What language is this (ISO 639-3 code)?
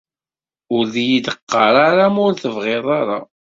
kab